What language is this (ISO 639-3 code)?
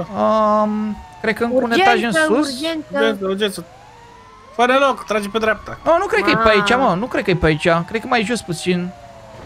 ron